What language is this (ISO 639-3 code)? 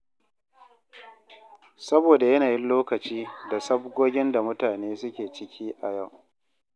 hau